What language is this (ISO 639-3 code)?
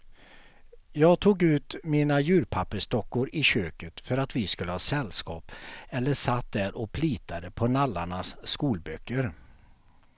swe